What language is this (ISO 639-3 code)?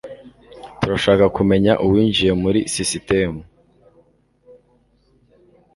kin